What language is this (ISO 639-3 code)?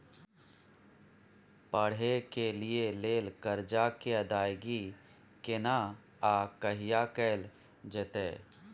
mai